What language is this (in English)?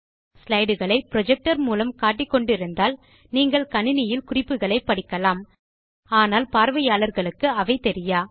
Tamil